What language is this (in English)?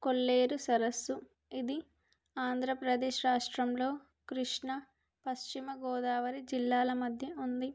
Telugu